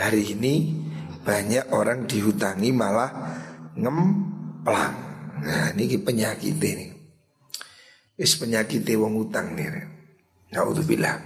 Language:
Indonesian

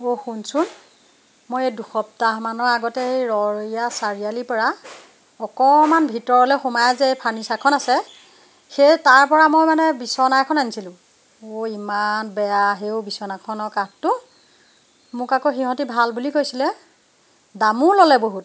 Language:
Assamese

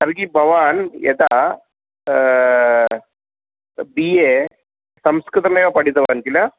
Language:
Sanskrit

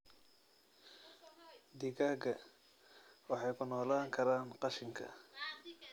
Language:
Somali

